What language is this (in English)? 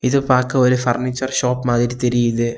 Tamil